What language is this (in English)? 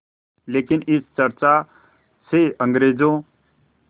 Hindi